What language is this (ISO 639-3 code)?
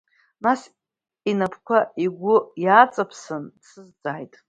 abk